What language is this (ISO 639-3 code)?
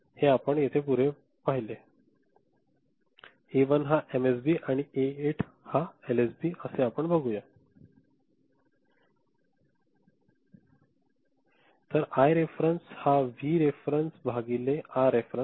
mar